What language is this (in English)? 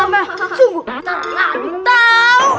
Indonesian